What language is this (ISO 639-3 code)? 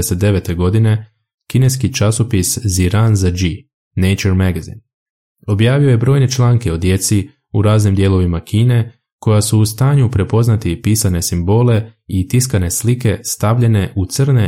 hrv